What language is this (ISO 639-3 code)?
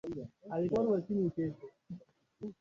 swa